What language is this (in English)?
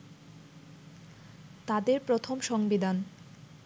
Bangla